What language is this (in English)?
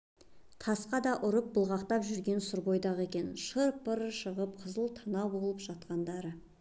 Kazakh